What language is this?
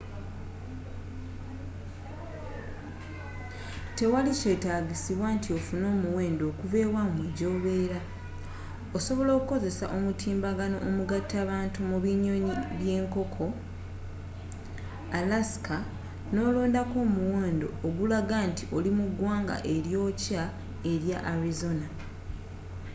Ganda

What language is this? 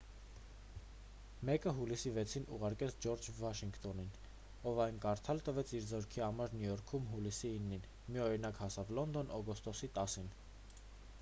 Armenian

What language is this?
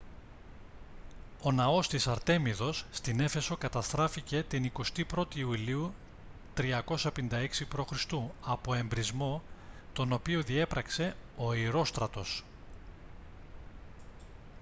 Greek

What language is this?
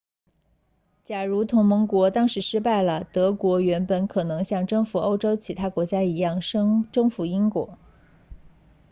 Chinese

